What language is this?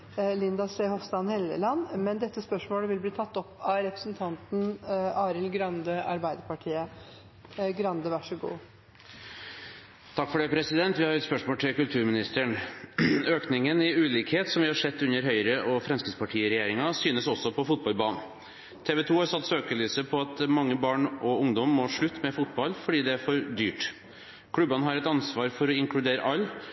Norwegian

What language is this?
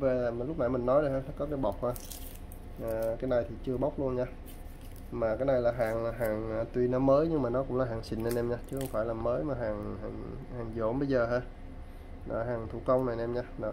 Vietnamese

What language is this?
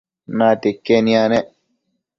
Matsés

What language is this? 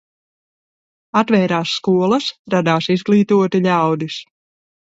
Latvian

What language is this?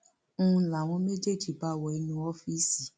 Yoruba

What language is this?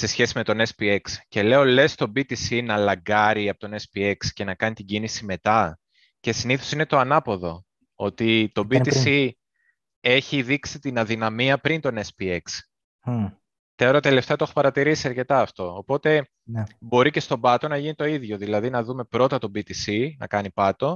Greek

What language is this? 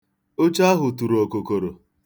Igbo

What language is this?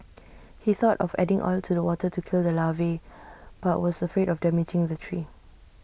English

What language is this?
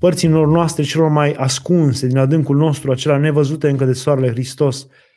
Romanian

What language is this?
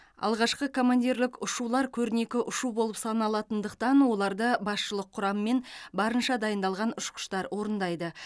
Kazakh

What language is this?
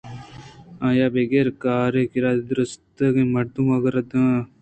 Eastern Balochi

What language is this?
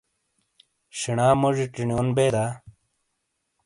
Shina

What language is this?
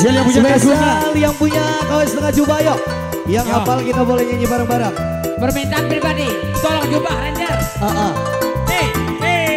Indonesian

